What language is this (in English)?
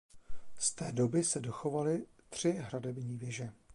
Czech